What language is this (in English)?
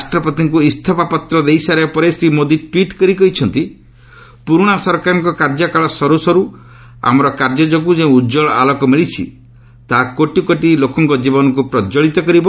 Odia